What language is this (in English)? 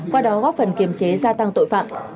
Vietnamese